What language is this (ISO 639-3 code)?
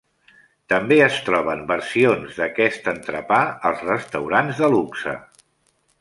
cat